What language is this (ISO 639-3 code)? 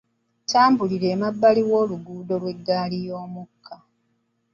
lug